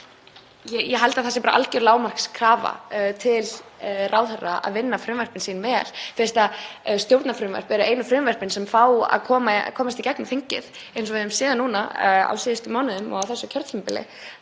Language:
Icelandic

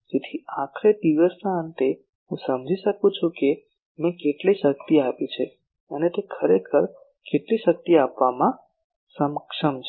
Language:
Gujarati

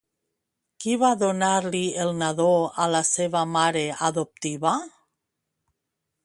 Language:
Catalan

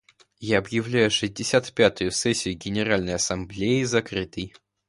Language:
Russian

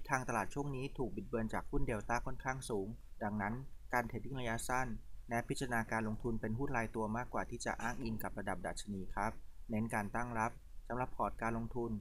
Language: Thai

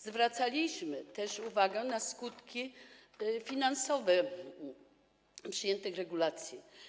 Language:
Polish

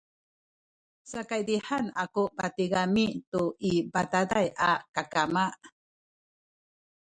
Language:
Sakizaya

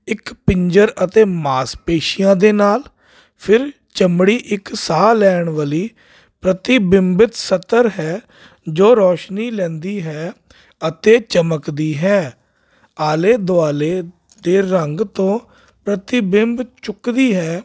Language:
Punjabi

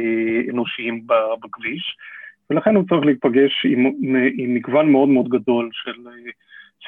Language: Hebrew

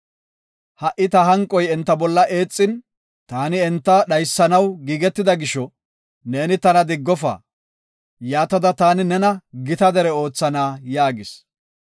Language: Gofa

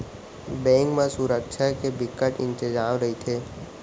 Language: Chhattisgarhi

